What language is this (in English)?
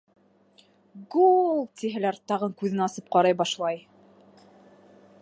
Bashkir